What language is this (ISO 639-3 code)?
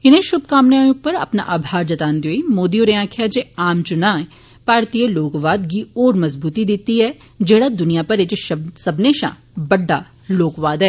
doi